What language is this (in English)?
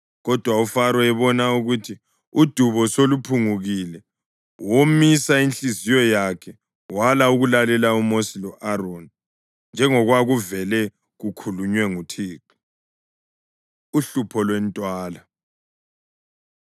North Ndebele